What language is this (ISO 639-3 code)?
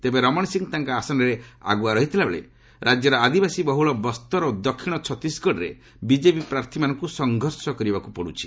ori